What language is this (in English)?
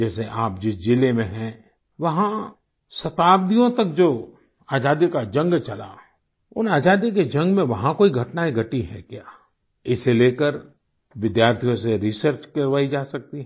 Hindi